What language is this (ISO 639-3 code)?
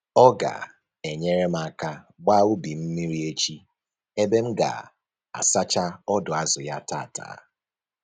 ibo